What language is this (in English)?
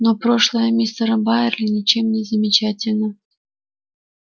Russian